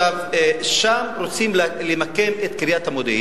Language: Hebrew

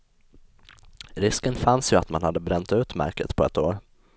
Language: Swedish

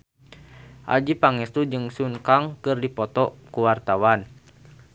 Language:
Sundanese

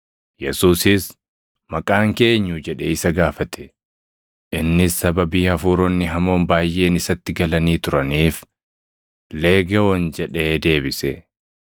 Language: Oromo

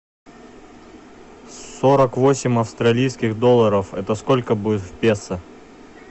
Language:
Russian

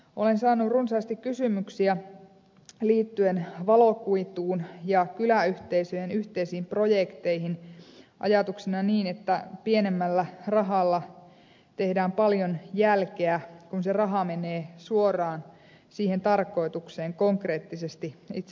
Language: Finnish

